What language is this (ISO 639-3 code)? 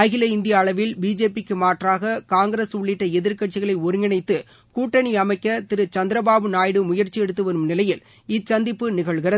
tam